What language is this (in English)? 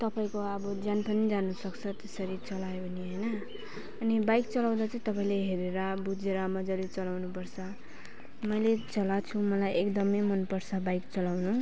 Nepali